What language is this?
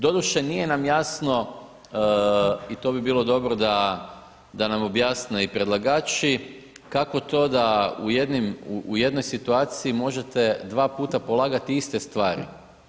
Croatian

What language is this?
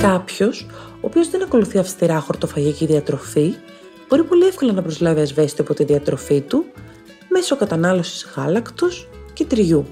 Greek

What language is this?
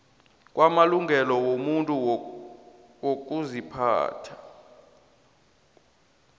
South Ndebele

